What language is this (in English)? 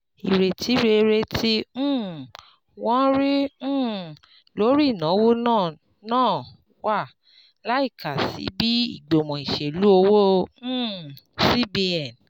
Yoruba